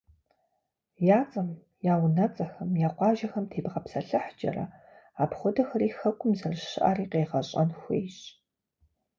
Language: Kabardian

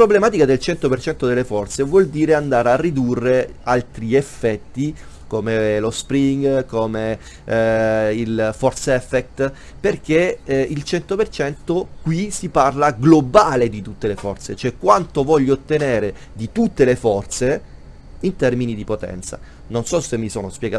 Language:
Italian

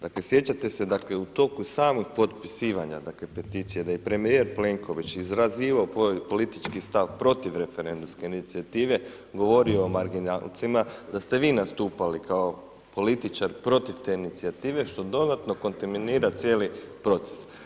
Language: Croatian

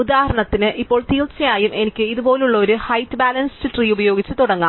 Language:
Malayalam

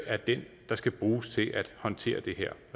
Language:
Danish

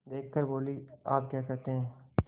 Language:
Hindi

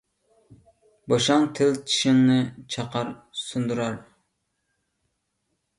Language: Uyghur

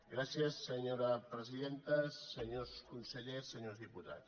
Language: Catalan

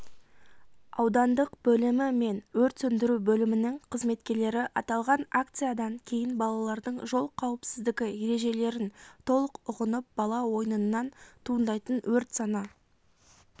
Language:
Kazakh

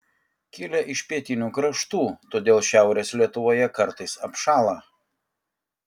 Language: Lithuanian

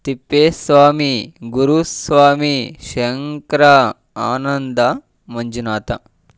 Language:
Kannada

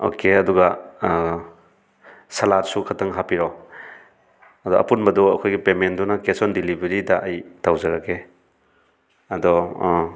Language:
Manipuri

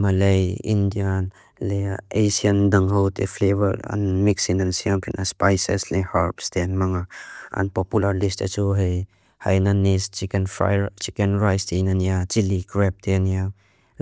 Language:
Mizo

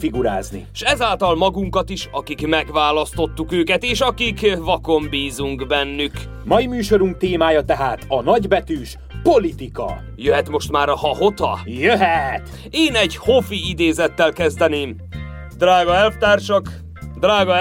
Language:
Hungarian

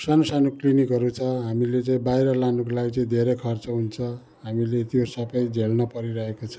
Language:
Nepali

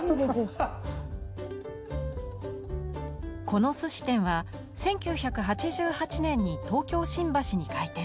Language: Japanese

